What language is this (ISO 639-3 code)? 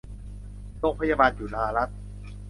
tha